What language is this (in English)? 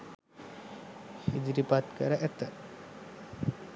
Sinhala